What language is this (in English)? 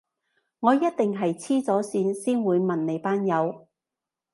Cantonese